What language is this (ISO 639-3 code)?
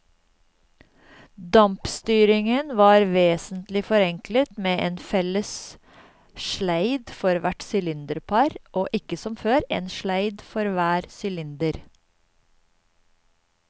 nor